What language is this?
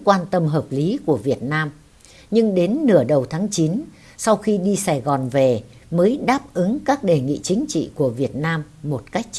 Vietnamese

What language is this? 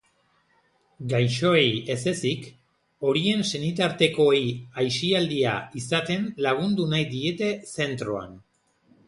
Basque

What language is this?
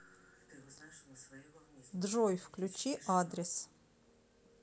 Russian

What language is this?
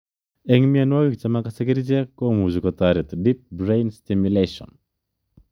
Kalenjin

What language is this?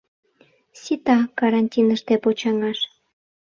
Mari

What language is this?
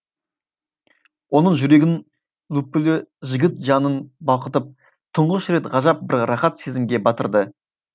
Kazakh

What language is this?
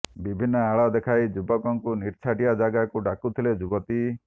Odia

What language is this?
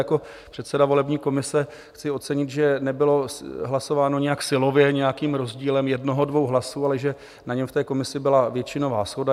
Czech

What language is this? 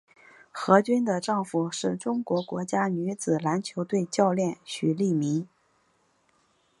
Chinese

